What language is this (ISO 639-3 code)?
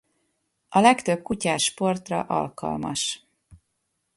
hun